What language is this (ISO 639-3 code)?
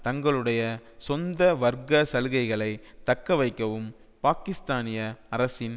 tam